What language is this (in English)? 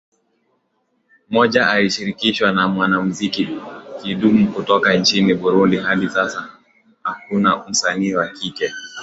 Swahili